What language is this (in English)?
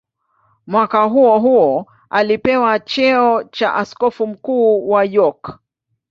Swahili